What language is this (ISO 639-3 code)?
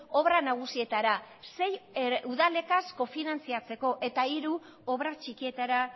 eus